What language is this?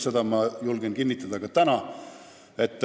Estonian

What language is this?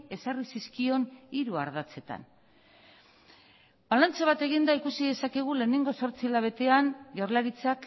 Basque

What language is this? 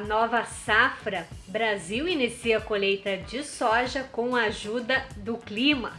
Portuguese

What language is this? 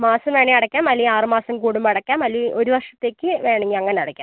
Malayalam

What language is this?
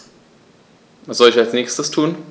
German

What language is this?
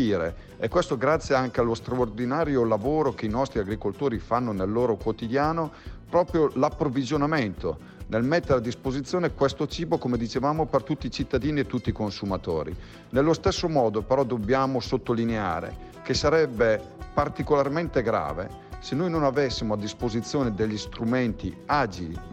Italian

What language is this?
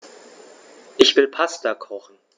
German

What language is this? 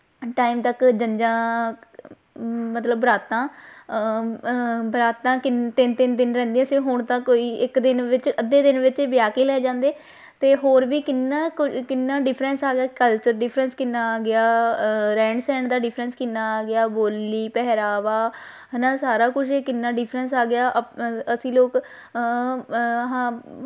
Punjabi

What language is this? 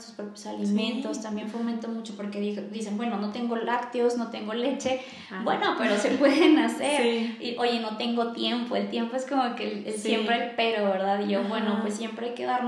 Spanish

